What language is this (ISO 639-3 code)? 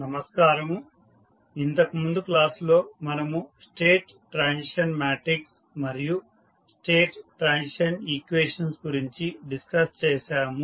tel